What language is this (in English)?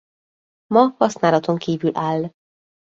Hungarian